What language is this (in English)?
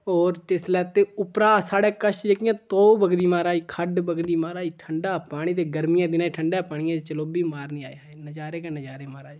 Dogri